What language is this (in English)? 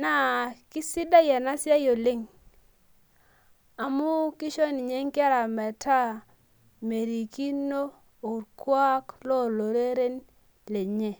Masai